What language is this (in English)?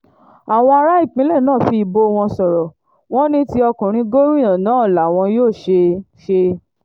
Yoruba